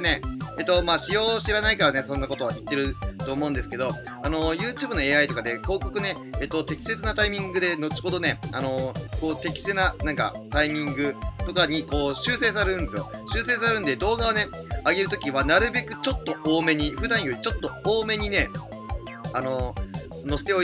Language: Japanese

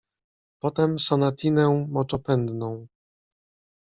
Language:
Polish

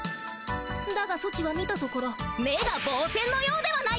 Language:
Japanese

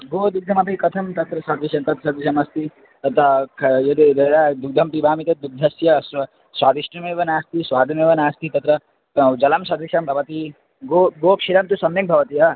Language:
Sanskrit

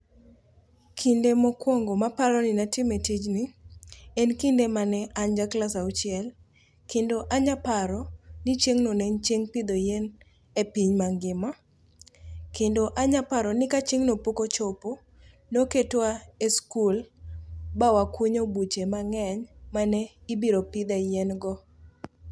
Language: Luo (Kenya and Tanzania)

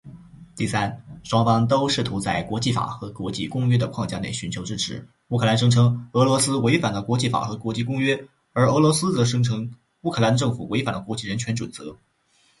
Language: Chinese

